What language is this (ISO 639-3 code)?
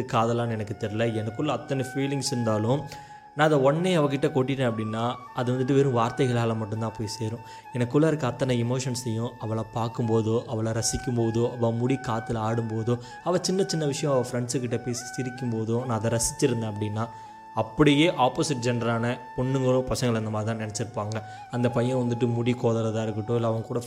tam